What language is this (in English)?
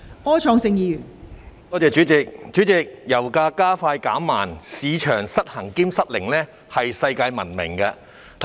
Cantonese